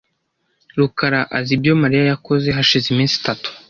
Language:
Kinyarwanda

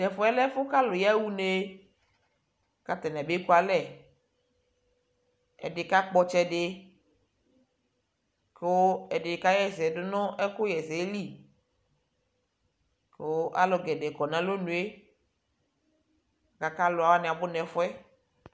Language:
Ikposo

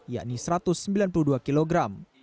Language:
Indonesian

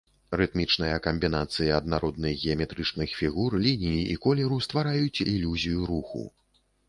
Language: Belarusian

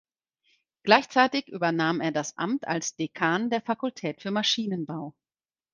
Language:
German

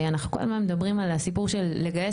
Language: Hebrew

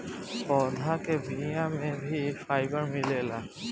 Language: Bhojpuri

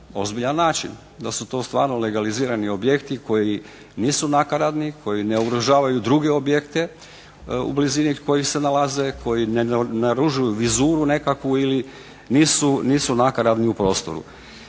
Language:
Croatian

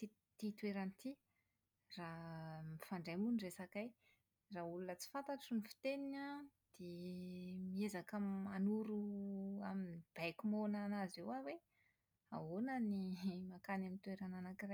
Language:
Malagasy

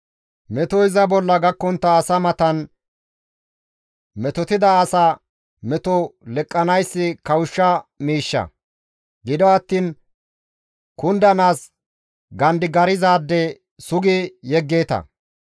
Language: Gamo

